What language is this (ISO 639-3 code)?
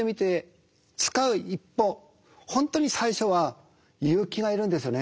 jpn